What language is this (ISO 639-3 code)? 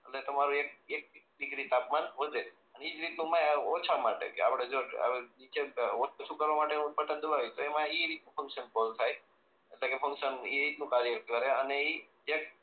guj